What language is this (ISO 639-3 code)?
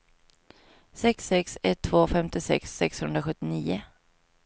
swe